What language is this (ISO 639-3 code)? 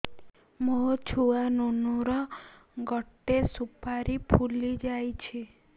ori